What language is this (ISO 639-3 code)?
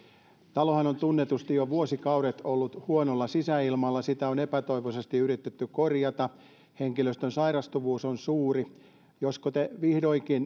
fin